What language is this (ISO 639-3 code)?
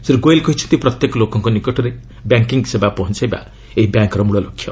ori